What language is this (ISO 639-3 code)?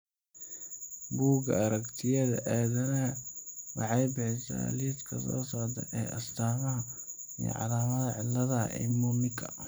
som